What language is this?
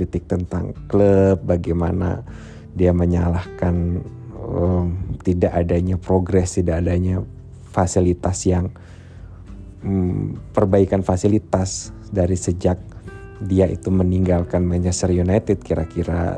Indonesian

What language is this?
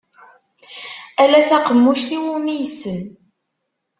Kabyle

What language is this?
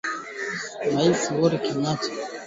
Swahili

